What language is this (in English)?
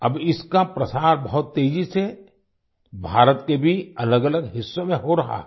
Hindi